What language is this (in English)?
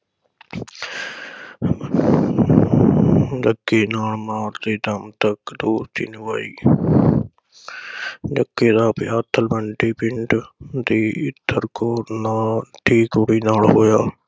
Punjabi